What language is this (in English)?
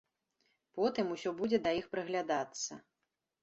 Belarusian